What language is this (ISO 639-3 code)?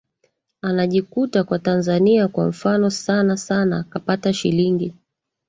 swa